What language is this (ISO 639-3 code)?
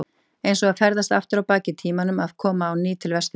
isl